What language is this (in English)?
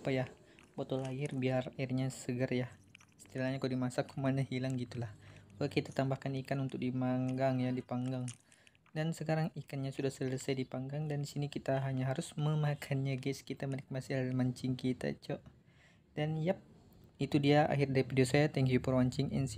Indonesian